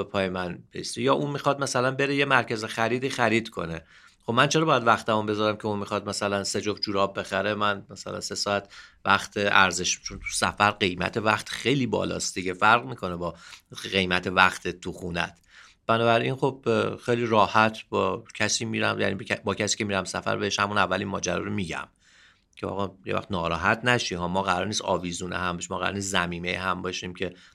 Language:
Persian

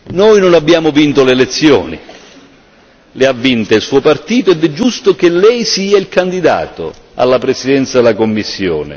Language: Italian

